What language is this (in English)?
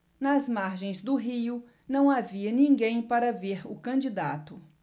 Portuguese